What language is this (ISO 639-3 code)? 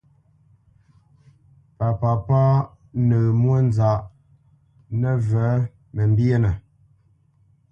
bce